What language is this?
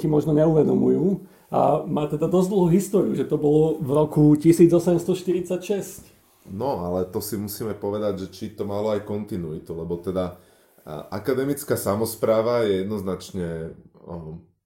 Slovak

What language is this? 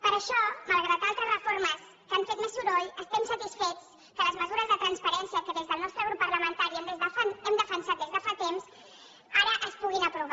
Catalan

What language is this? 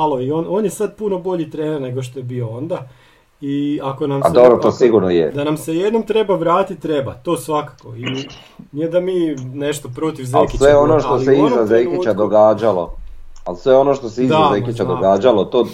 Croatian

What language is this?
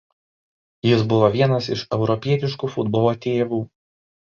Lithuanian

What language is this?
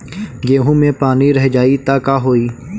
Bhojpuri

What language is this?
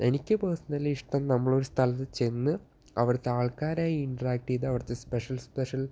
Malayalam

